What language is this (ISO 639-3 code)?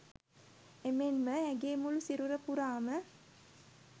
sin